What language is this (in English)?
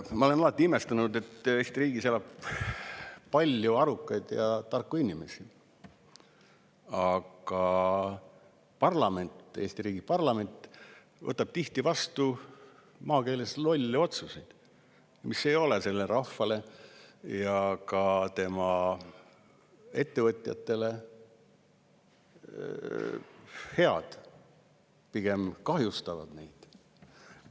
Estonian